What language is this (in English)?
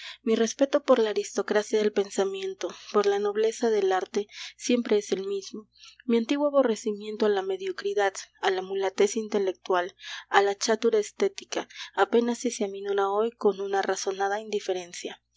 Spanish